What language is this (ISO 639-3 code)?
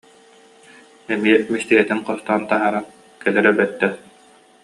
sah